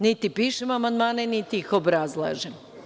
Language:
Serbian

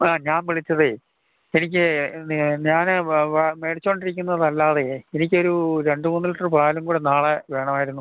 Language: Malayalam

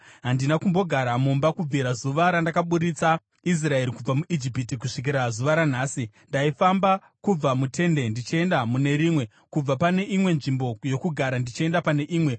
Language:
Shona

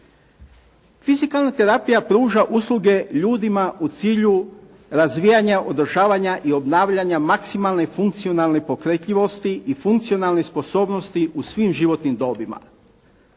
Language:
Croatian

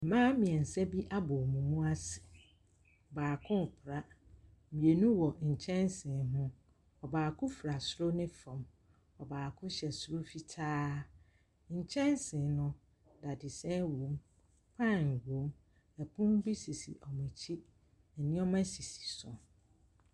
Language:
Akan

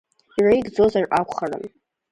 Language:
Abkhazian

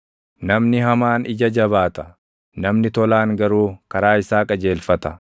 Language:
Oromo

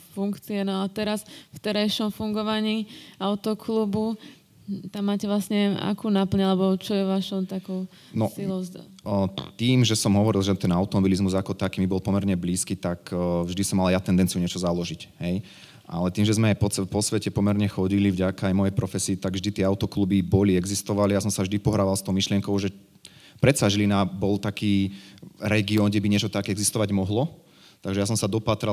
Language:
Slovak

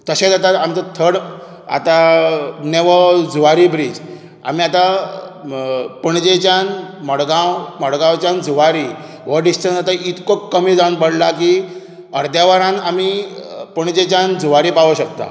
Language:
Konkani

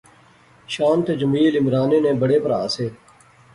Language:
Pahari-Potwari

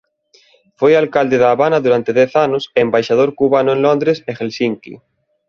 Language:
Galician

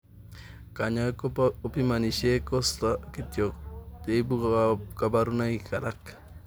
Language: Kalenjin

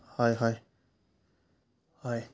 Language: Assamese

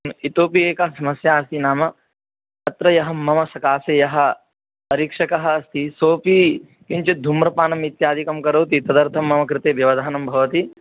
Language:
Sanskrit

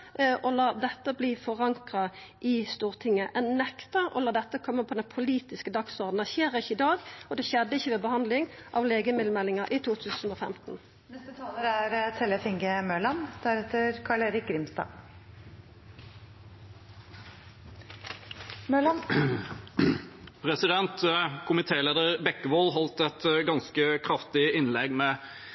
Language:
Norwegian Nynorsk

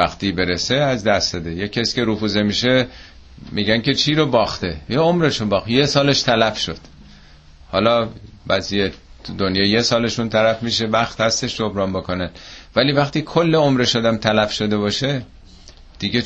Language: Persian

